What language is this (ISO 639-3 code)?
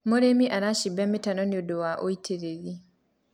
kik